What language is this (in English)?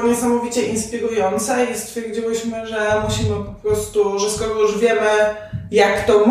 Polish